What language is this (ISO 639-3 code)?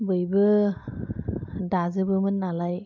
brx